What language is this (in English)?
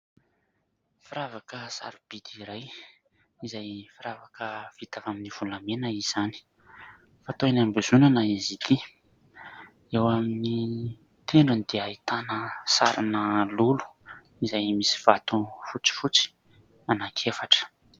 Malagasy